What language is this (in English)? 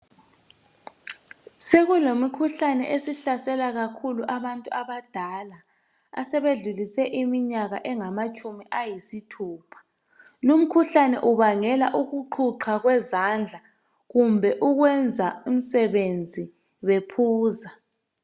North Ndebele